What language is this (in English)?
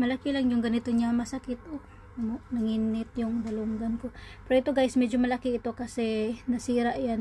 Filipino